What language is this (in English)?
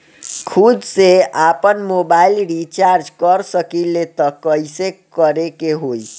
Bhojpuri